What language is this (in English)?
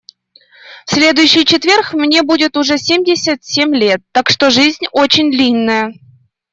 Russian